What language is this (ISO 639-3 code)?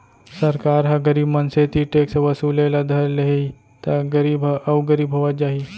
hne